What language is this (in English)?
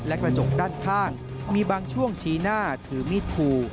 Thai